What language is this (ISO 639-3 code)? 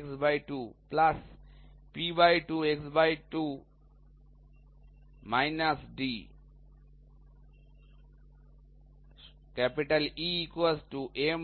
ben